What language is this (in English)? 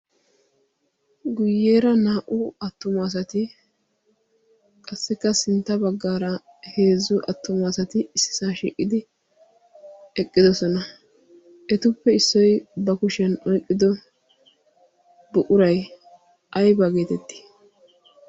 Wolaytta